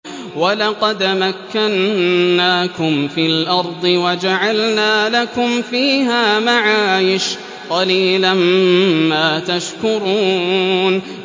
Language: Arabic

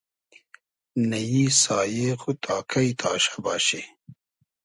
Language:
Hazaragi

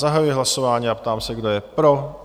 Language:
Czech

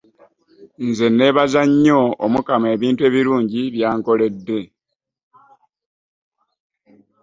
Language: Ganda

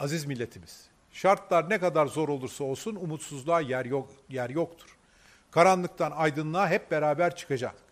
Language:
Turkish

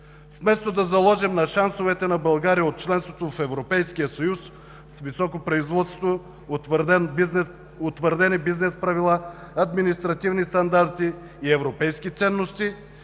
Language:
Bulgarian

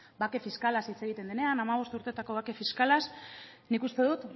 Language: Basque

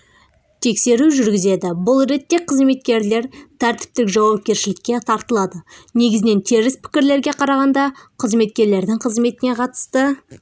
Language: Kazakh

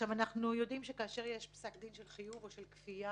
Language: Hebrew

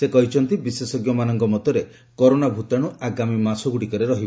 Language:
Odia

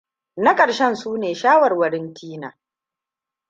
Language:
Hausa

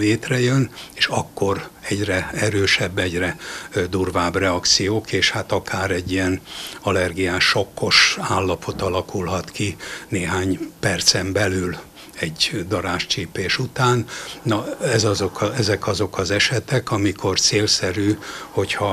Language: Hungarian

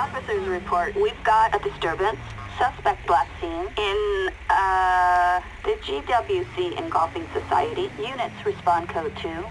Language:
Dutch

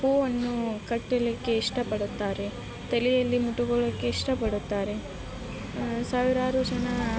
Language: Kannada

